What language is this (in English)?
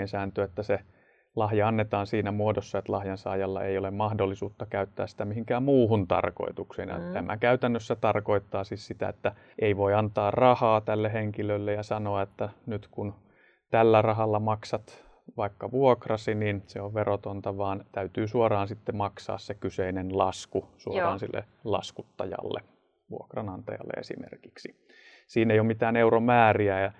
Finnish